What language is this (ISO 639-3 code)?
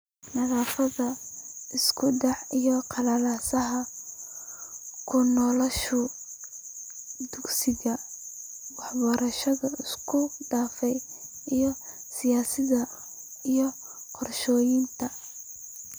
som